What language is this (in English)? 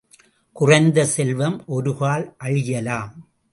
Tamil